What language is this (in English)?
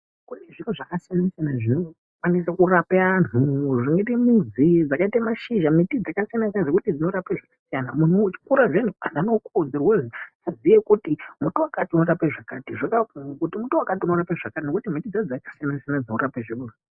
Ndau